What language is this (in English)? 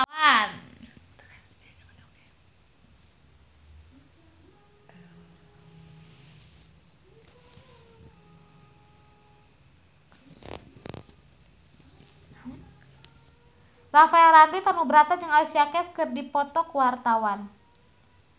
Sundanese